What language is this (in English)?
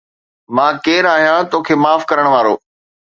Sindhi